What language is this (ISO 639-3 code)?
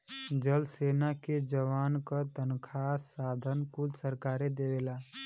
bho